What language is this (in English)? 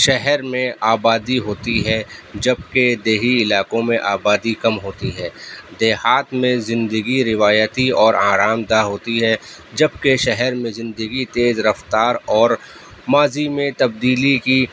Urdu